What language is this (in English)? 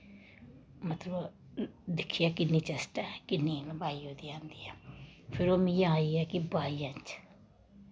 Dogri